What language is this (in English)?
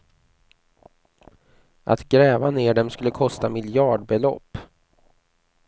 Swedish